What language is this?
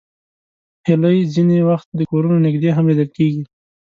Pashto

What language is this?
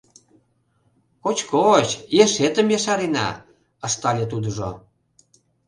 Mari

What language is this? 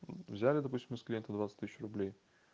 Russian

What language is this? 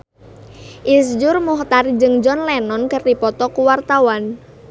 Sundanese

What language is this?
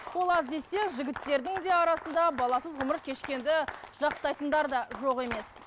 Kazakh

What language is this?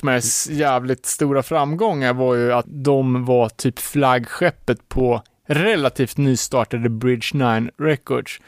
Swedish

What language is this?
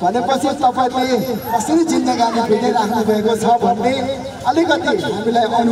Indonesian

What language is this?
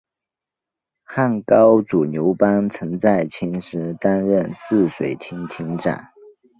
Chinese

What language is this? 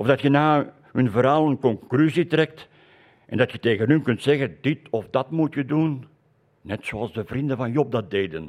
Dutch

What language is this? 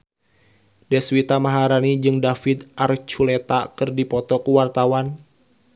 Sundanese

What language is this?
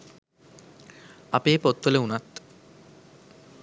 Sinhala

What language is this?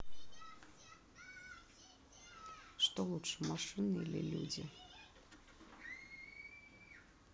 Russian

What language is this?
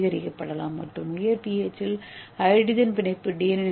Tamil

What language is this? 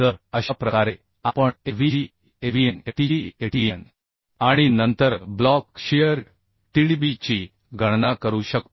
Marathi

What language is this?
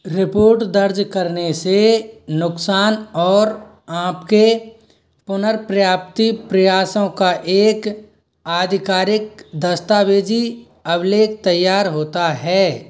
Hindi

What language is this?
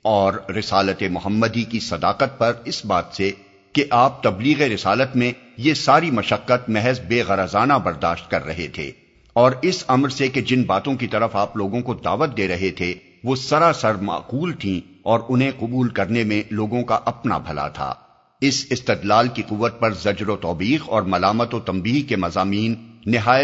Urdu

